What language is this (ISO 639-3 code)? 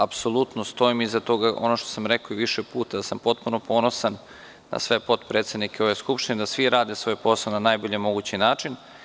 srp